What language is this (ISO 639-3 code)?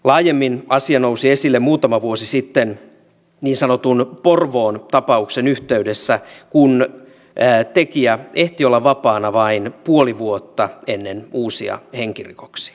fin